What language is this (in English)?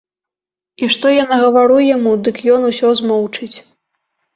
Belarusian